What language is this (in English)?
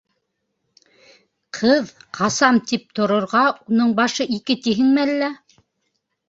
Bashkir